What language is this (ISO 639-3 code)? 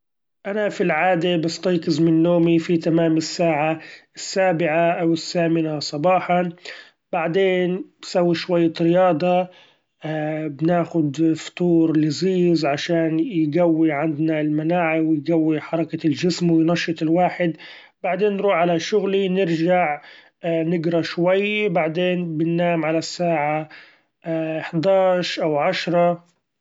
afb